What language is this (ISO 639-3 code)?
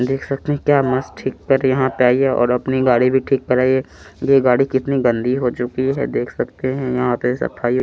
hin